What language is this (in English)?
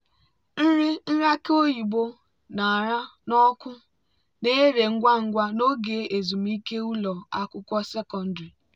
Igbo